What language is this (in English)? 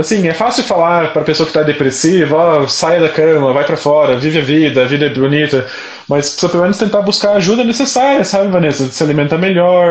Portuguese